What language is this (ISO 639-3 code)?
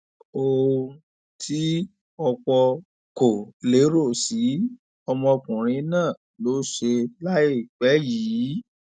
yor